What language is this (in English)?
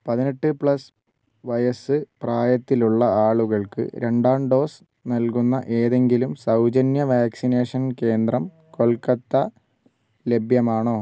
Malayalam